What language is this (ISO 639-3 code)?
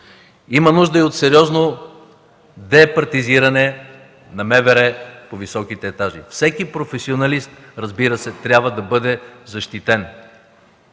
bul